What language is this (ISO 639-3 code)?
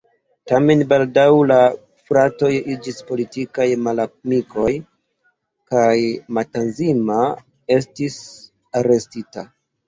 epo